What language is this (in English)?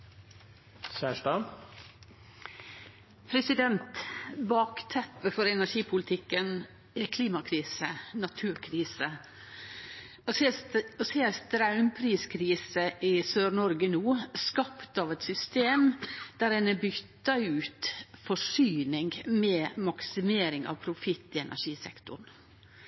Norwegian Nynorsk